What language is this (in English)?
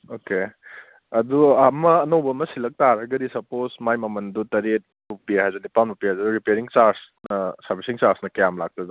Manipuri